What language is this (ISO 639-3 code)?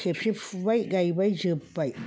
brx